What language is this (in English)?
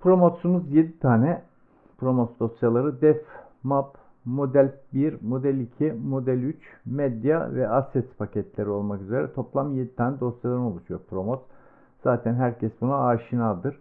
Turkish